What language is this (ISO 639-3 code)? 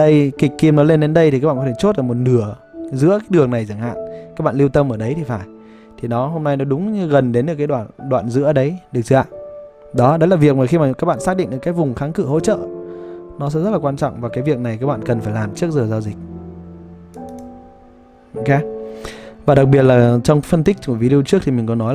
vie